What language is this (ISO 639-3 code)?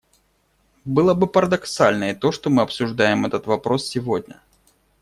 rus